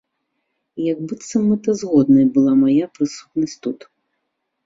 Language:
Belarusian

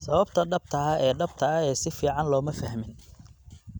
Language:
Somali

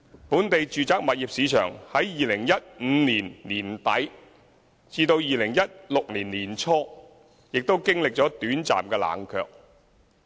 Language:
Cantonese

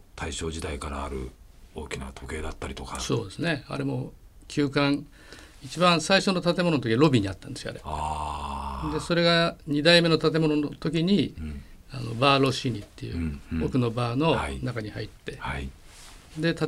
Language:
Japanese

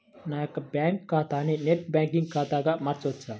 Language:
Telugu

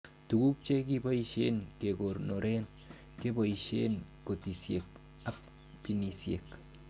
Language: Kalenjin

